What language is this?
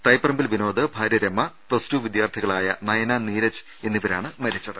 Malayalam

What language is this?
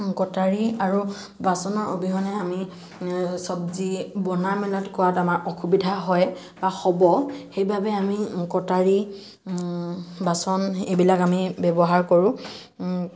Assamese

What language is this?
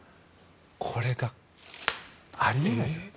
Japanese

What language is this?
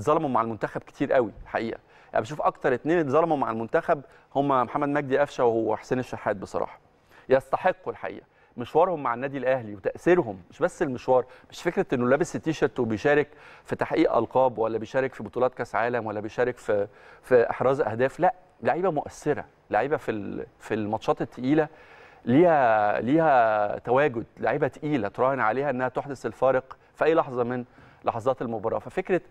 Arabic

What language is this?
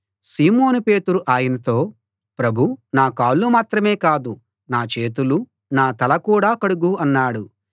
Telugu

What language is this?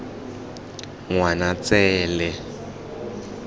Tswana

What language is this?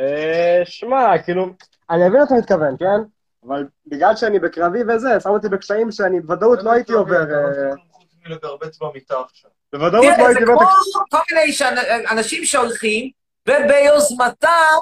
Hebrew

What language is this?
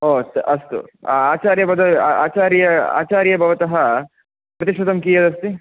Sanskrit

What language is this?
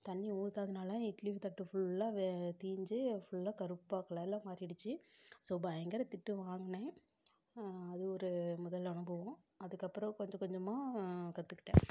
Tamil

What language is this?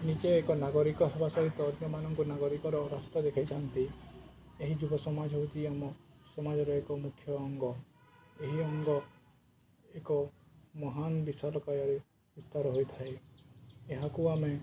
Odia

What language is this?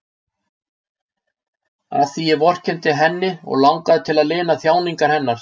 Icelandic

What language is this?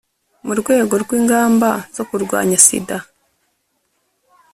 Kinyarwanda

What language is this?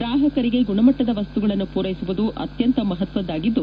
Kannada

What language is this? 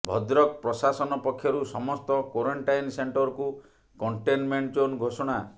Odia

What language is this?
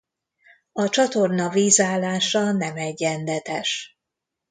Hungarian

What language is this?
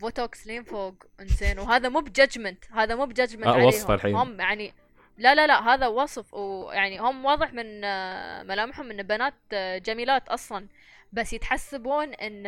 Arabic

